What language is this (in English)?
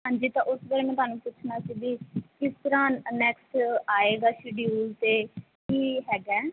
Punjabi